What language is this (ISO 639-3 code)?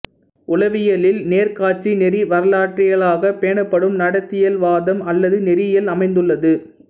tam